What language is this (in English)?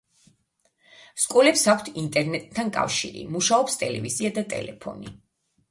Georgian